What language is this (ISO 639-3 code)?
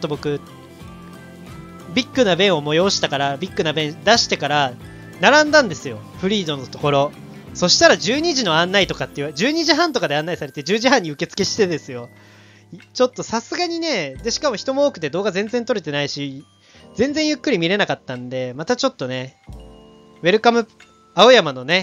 jpn